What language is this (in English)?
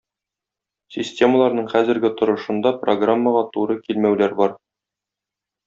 Tatar